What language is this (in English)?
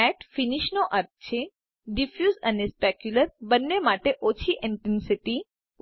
Gujarati